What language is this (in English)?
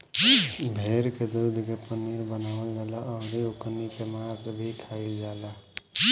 Bhojpuri